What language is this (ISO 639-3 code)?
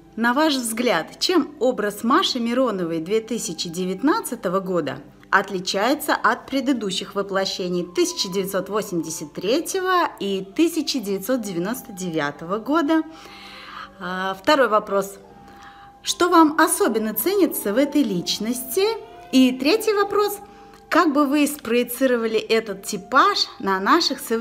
rus